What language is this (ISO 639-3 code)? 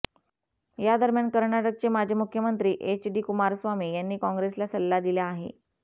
mar